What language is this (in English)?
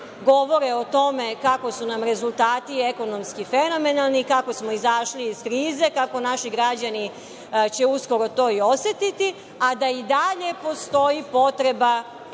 Serbian